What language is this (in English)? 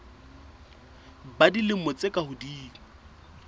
Southern Sotho